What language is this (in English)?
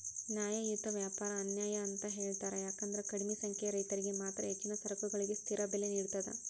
Kannada